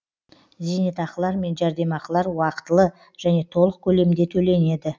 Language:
Kazakh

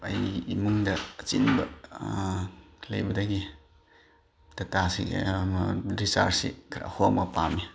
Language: Manipuri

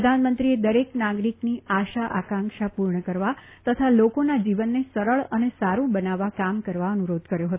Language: Gujarati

